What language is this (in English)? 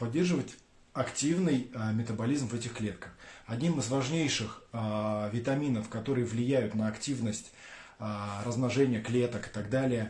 Russian